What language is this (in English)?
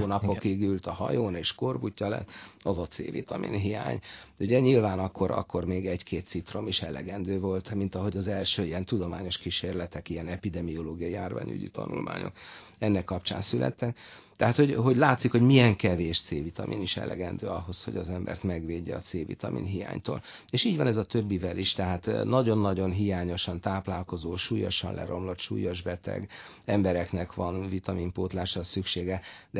Hungarian